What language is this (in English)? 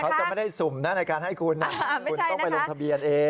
Thai